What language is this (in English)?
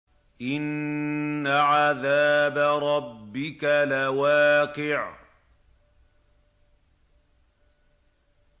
Arabic